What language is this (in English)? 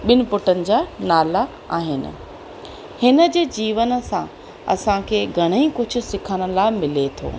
Sindhi